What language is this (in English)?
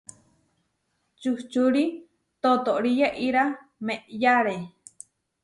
Huarijio